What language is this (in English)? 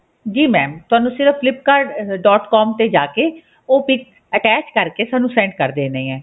Punjabi